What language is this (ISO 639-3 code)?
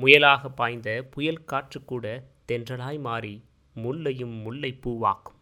tam